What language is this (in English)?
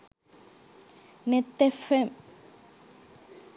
Sinhala